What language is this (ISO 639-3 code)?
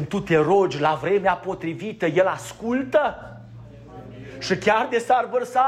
ron